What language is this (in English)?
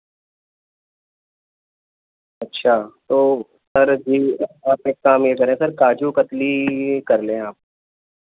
Urdu